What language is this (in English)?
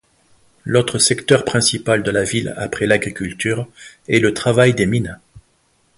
French